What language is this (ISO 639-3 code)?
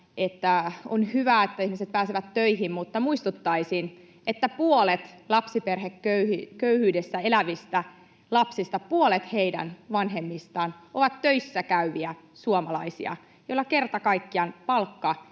fin